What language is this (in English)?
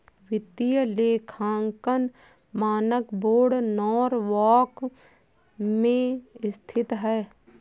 Hindi